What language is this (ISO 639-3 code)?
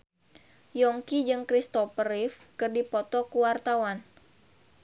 sun